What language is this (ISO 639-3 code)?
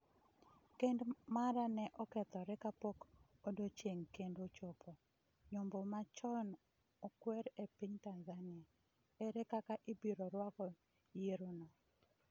luo